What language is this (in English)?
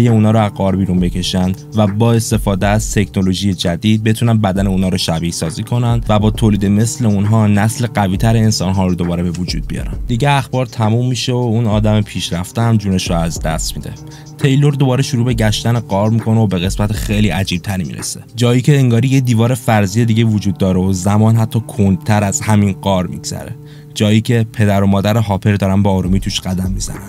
Persian